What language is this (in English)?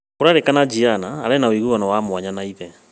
Kikuyu